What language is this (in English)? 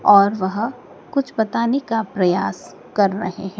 Hindi